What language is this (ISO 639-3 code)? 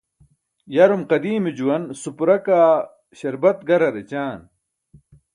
bsk